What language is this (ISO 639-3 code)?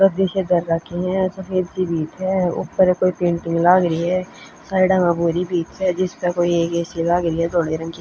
bgc